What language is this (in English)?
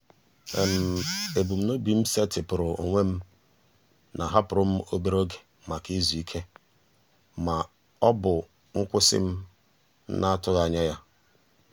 Igbo